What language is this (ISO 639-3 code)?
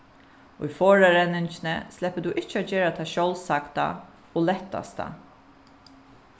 fao